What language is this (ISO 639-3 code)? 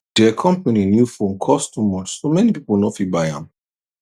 pcm